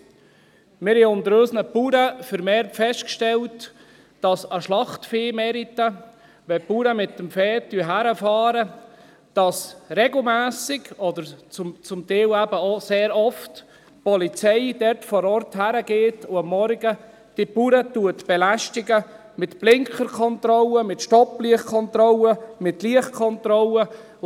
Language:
Swiss German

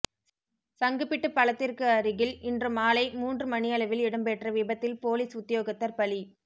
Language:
Tamil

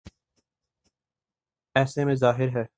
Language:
Urdu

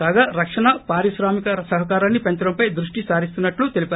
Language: Telugu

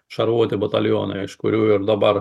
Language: Lithuanian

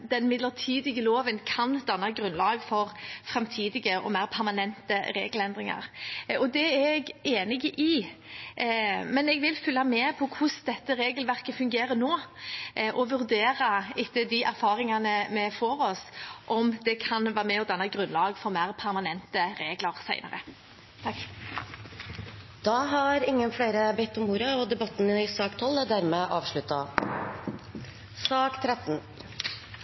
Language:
Norwegian Bokmål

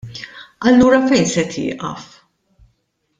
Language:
Maltese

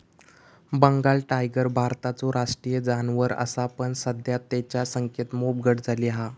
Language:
Marathi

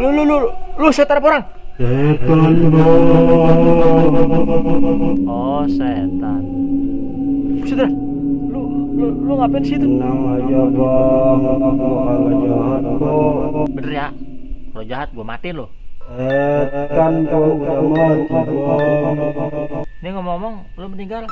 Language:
Indonesian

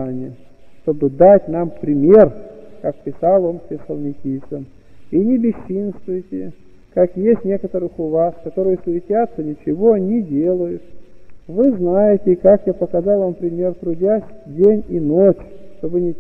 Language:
Russian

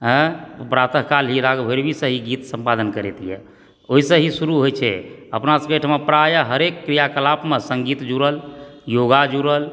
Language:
Maithili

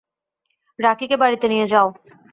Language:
Bangla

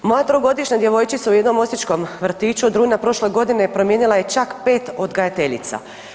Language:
Croatian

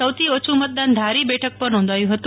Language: Gujarati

